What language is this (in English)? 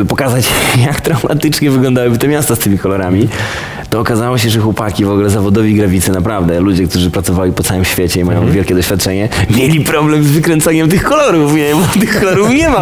Polish